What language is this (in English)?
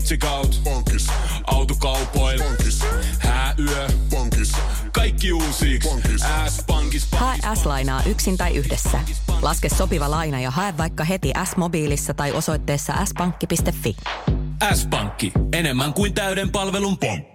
Finnish